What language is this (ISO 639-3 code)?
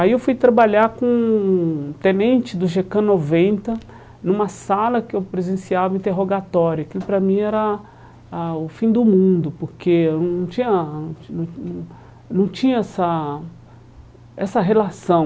por